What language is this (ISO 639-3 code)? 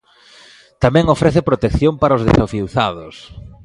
glg